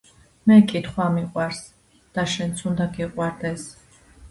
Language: Georgian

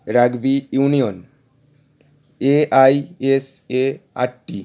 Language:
Bangla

